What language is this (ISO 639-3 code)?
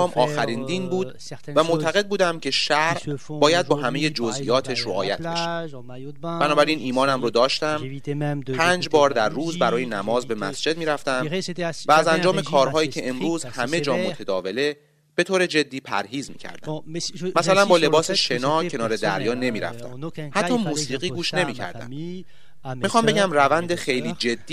fas